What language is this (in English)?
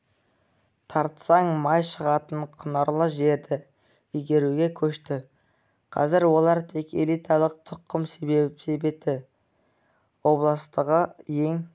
Kazakh